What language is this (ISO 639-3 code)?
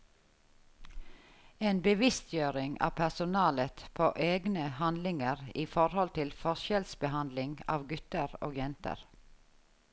nor